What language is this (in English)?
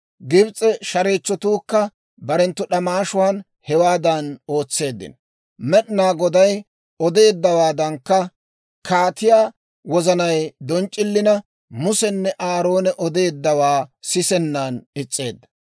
Dawro